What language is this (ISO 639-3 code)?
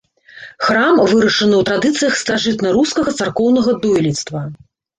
bel